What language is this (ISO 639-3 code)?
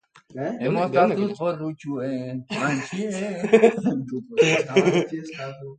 eus